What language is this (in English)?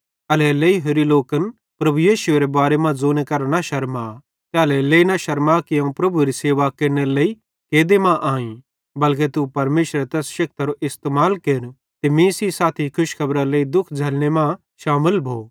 Bhadrawahi